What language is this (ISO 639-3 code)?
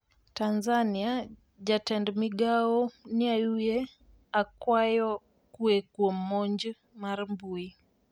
luo